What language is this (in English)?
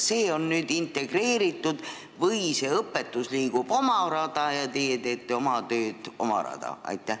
Estonian